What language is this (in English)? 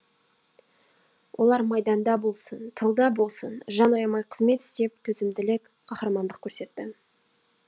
Kazakh